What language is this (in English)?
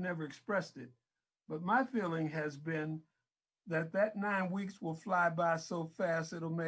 English